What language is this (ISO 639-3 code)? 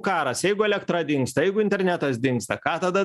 lit